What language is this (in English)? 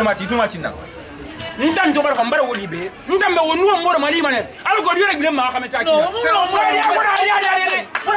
Korean